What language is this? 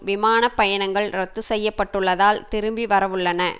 Tamil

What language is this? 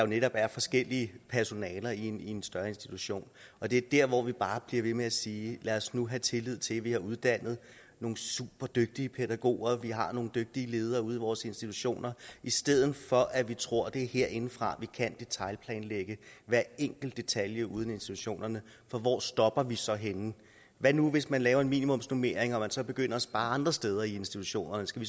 Danish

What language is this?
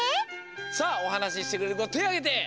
Japanese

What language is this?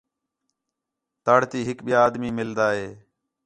Khetrani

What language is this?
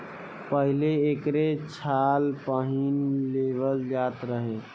Bhojpuri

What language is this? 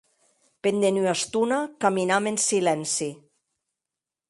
Occitan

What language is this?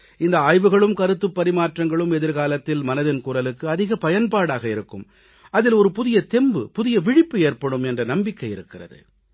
Tamil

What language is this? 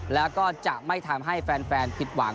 Thai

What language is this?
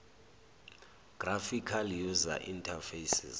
Zulu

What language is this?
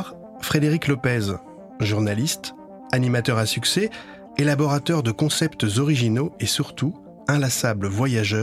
French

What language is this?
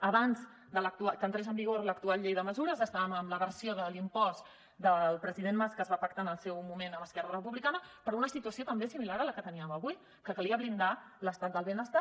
Catalan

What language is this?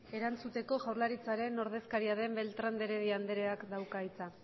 Basque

